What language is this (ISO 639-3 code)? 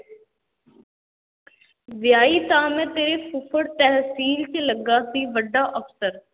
pan